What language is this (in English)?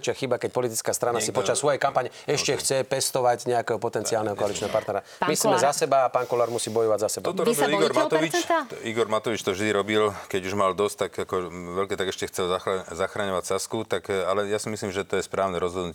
Slovak